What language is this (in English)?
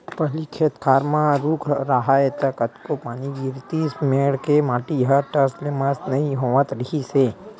Chhattisgarhi